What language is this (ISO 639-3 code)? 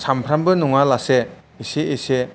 brx